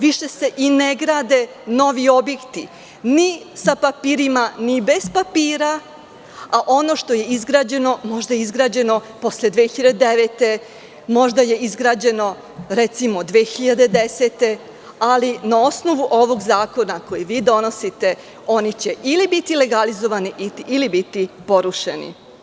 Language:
Serbian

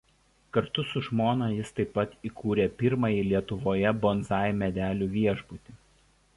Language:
Lithuanian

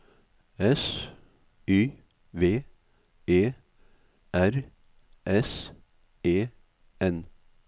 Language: Norwegian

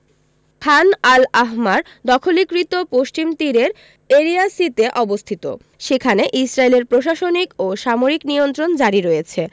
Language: Bangla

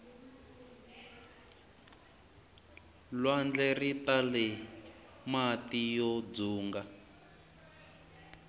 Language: Tsonga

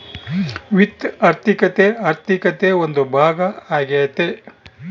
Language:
Kannada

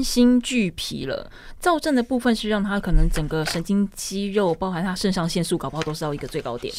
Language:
Chinese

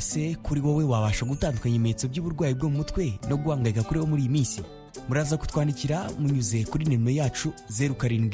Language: Swahili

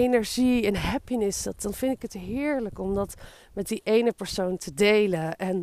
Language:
Dutch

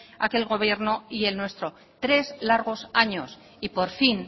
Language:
Spanish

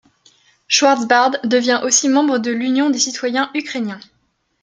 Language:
French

